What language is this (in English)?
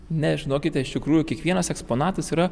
Lithuanian